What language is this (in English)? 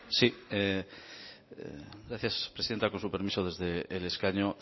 Spanish